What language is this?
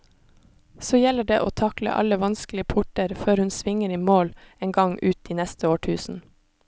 Norwegian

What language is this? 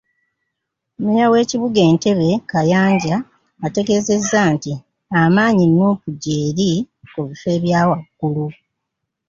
Ganda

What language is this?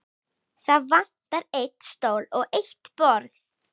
Icelandic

